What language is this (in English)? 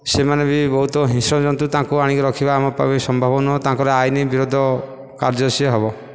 Odia